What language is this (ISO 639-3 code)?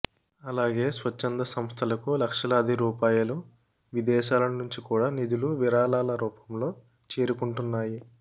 tel